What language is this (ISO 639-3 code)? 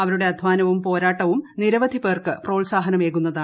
mal